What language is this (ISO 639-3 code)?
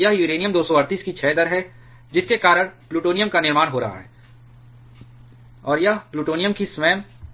hin